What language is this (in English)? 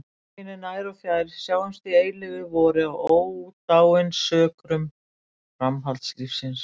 Icelandic